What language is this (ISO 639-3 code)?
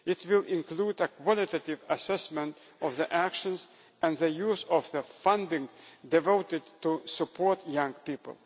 eng